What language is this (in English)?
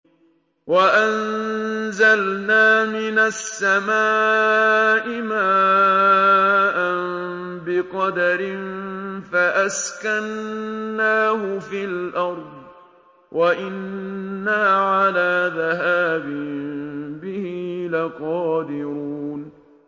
Arabic